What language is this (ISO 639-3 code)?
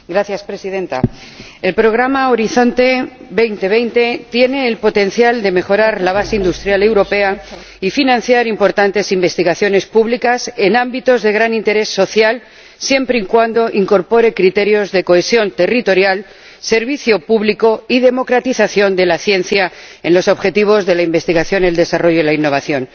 spa